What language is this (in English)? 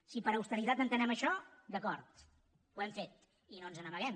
Catalan